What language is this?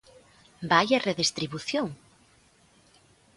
Galician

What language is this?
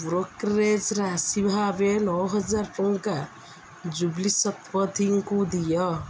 Odia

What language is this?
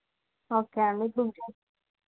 Telugu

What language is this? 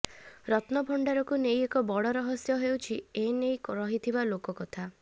Odia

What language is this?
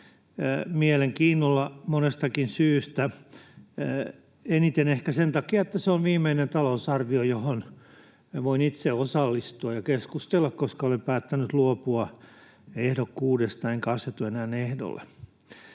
Finnish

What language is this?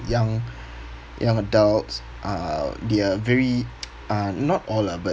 English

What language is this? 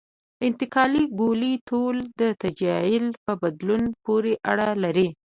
Pashto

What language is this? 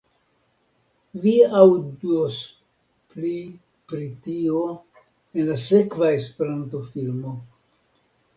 Esperanto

